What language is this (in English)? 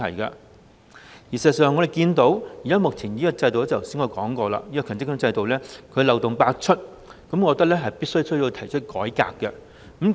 Cantonese